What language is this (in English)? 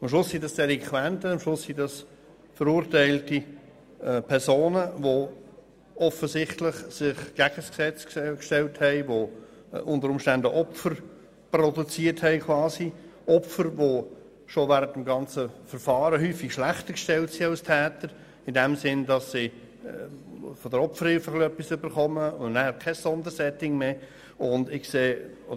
Swiss German